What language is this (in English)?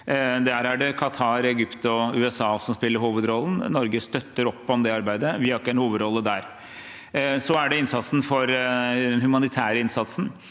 Norwegian